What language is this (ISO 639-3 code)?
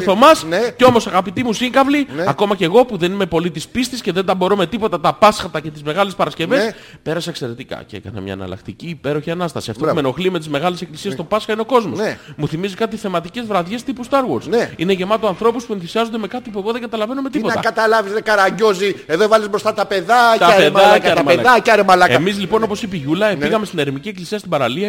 ell